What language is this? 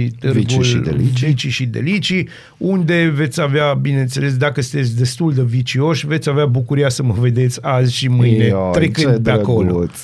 Romanian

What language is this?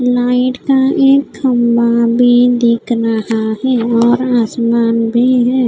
Hindi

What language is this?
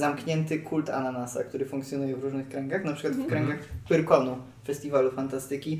Polish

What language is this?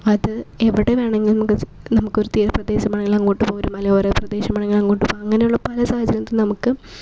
Malayalam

